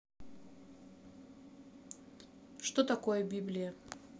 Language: Russian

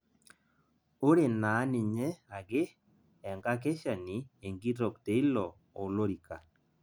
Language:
Masai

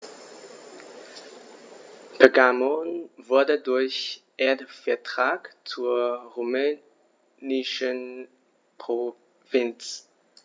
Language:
German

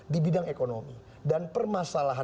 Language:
Indonesian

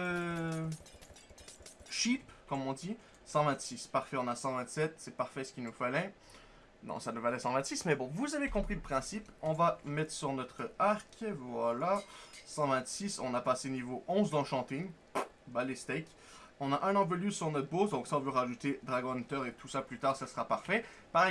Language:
French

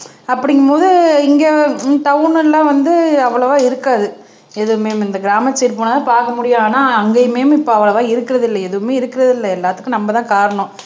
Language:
Tamil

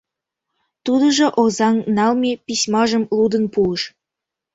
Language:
Mari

